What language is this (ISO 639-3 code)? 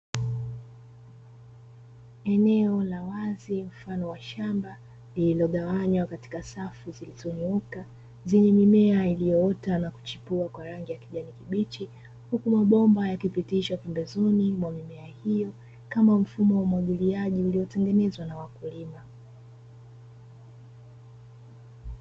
swa